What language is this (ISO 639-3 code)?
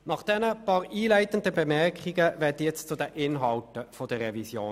gsw